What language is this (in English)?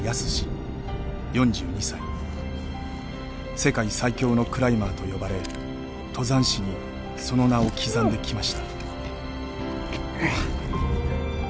Japanese